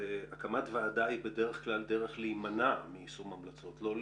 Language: Hebrew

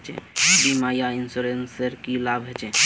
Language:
Magahi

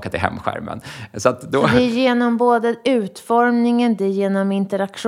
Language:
Swedish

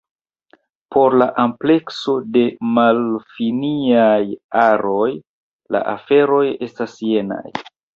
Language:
Esperanto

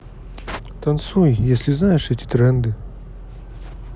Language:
Russian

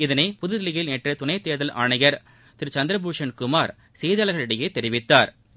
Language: Tamil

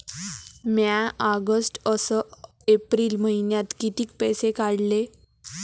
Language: Marathi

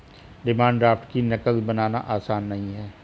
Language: Hindi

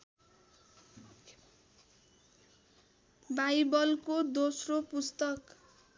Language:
Nepali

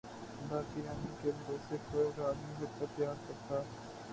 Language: Urdu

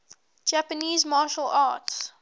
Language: English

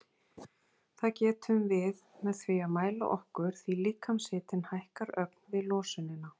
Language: Icelandic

